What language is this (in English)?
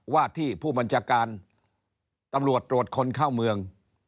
Thai